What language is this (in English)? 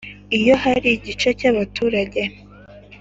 Kinyarwanda